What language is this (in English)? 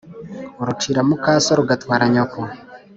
Kinyarwanda